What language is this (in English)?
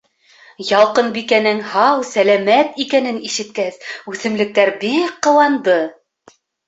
Bashkir